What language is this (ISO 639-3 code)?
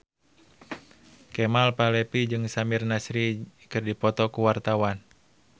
sun